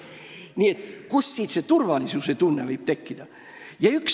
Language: Estonian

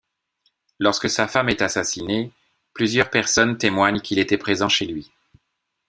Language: French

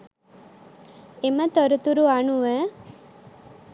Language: Sinhala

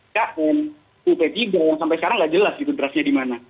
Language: Indonesian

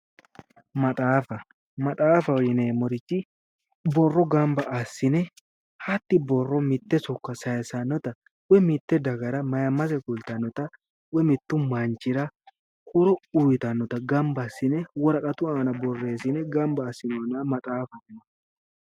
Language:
Sidamo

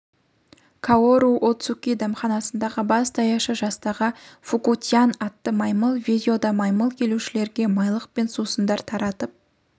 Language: Kazakh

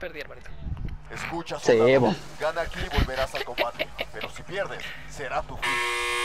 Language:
Spanish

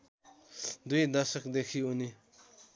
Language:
Nepali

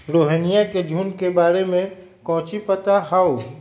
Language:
Magahi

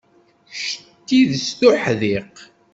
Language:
Kabyle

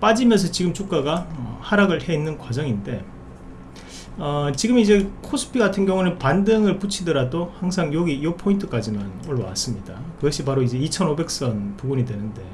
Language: Korean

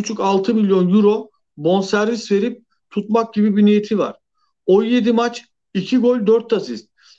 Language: Turkish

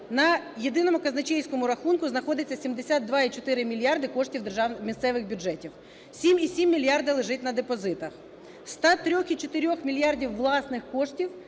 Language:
Ukrainian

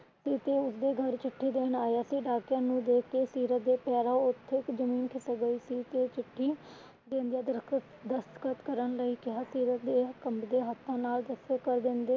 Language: Punjabi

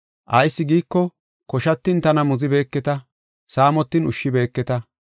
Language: Gofa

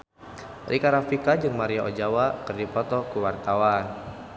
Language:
Sundanese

